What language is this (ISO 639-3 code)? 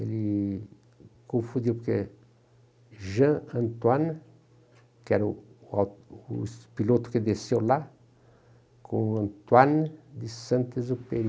por